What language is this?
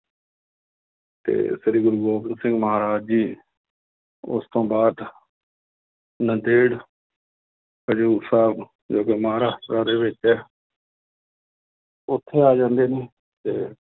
Punjabi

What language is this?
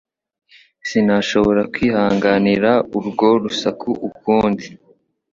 Kinyarwanda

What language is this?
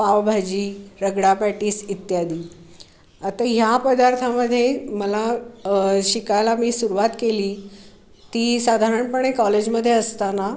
Marathi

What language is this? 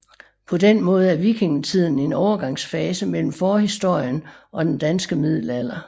Danish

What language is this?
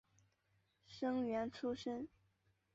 Chinese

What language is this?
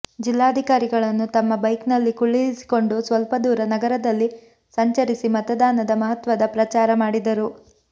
Kannada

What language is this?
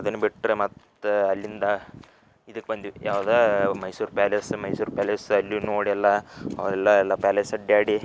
Kannada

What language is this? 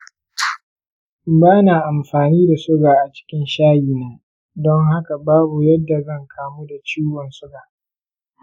Hausa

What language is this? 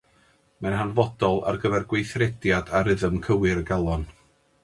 Welsh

